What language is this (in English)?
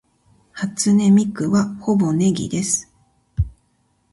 Japanese